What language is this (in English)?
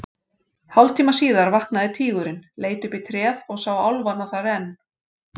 Icelandic